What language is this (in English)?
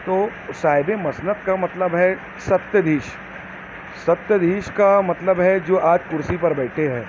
Urdu